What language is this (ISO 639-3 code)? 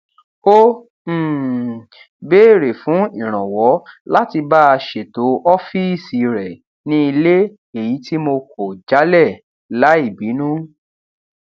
yor